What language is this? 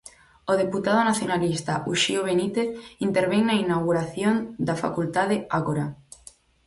Galician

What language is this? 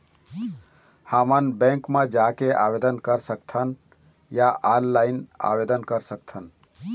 Chhattisgarhi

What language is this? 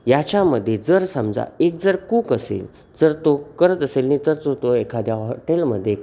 Marathi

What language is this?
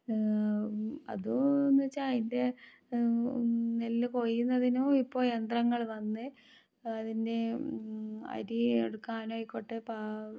Malayalam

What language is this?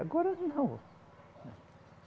Portuguese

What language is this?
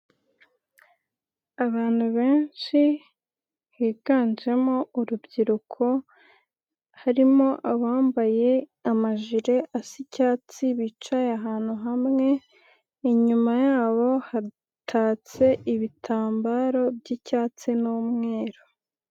Kinyarwanda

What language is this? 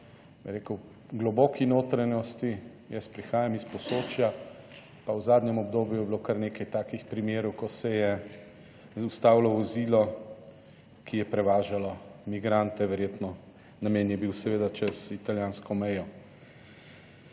Slovenian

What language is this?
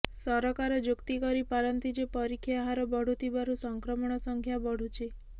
Odia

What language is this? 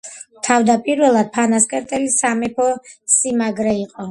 Georgian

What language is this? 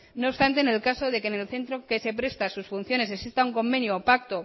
Spanish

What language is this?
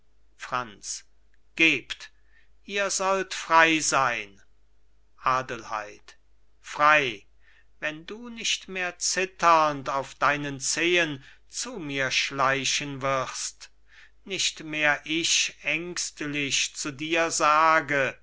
German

